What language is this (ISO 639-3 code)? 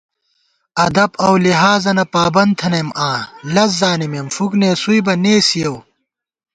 gwt